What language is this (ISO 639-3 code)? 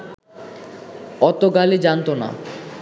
ben